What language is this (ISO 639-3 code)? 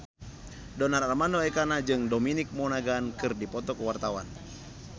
sun